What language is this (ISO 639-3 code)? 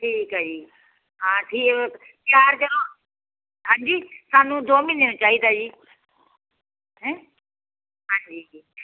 pan